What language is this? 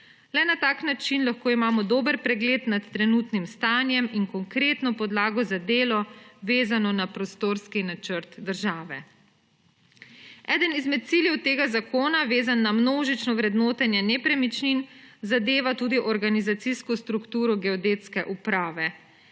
Slovenian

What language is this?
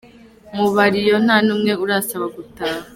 Kinyarwanda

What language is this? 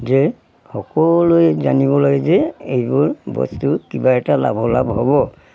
Assamese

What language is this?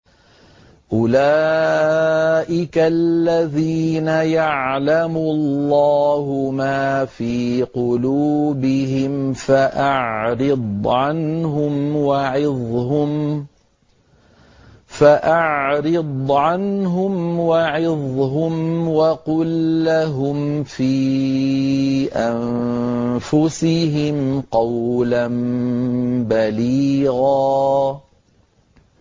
Arabic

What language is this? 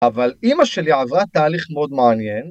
Hebrew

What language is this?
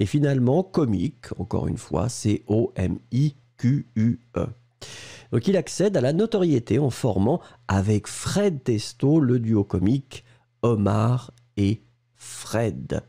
French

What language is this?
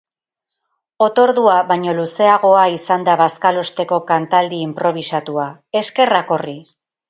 Basque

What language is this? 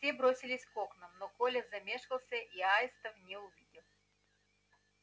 Russian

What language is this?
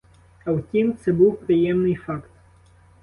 Ukrainian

